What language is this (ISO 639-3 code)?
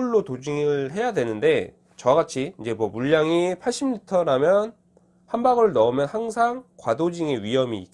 kor